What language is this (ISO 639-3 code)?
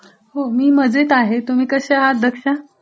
mar